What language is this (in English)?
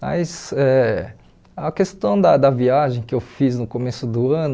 Portuguese